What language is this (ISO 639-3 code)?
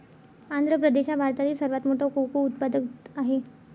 mar